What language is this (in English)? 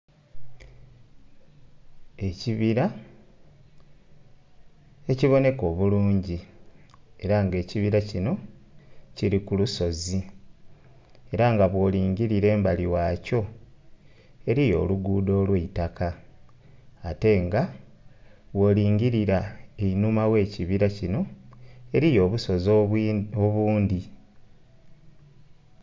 Soga